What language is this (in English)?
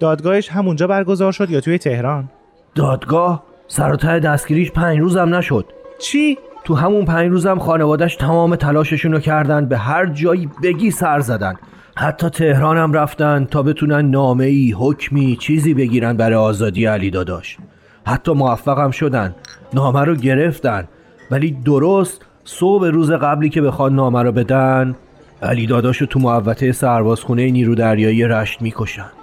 Persian